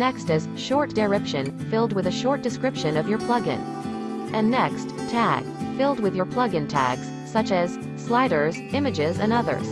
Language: English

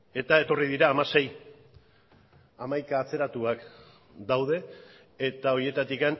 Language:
Basque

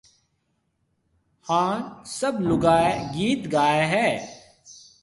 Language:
Marwari (Pakistan)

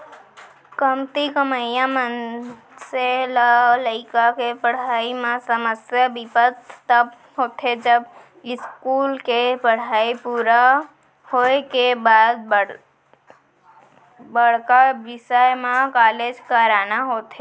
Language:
Chhattisgarhi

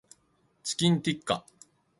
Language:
Japanese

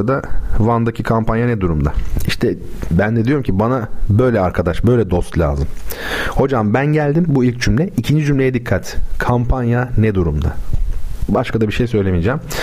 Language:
Turkish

